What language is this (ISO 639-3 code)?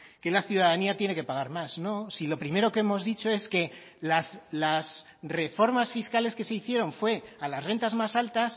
spa